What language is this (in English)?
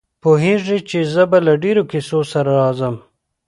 Pashto